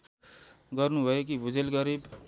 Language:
Nepali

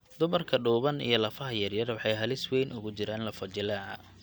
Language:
Somali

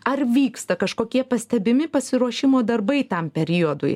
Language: Lithuanian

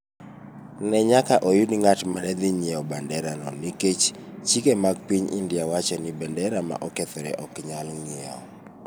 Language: Luo (Kenya and Tanzania)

